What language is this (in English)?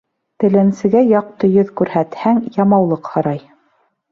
Bashkir